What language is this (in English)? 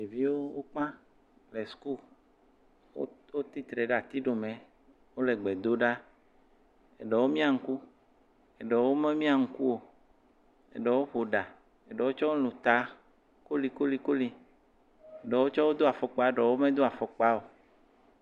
Ewe